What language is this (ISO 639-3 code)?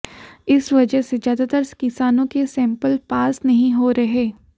hin